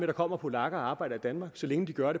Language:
Danish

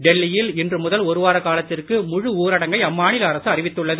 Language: Tamil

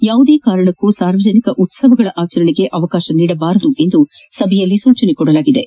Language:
Kannada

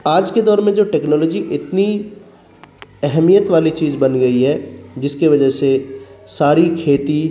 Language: Urdu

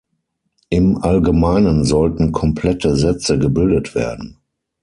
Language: German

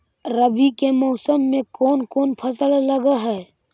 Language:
Magahi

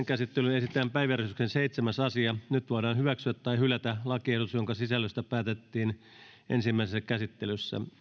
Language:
Finnish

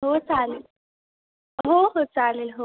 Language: Marathi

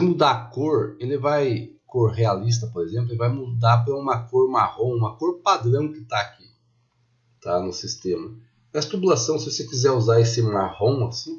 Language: Portuguese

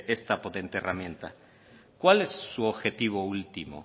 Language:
Spanish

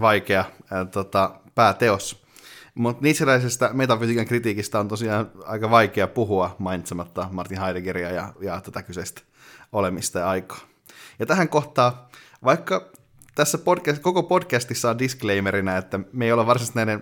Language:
Finnish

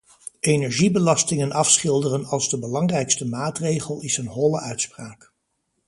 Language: Dutch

